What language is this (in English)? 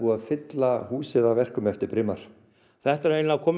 Icelandic